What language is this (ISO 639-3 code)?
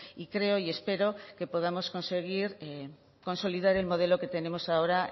spa